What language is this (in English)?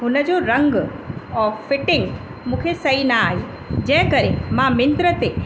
Sindhi